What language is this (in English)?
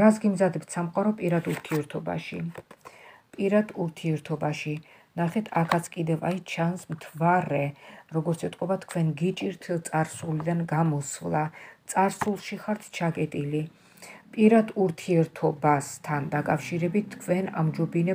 Romanian